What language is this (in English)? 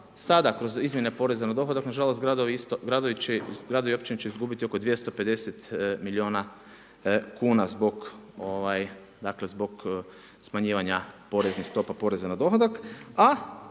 Croatian